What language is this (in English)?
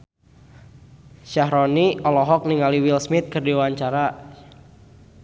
Sundanese